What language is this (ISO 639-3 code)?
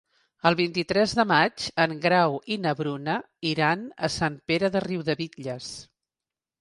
cat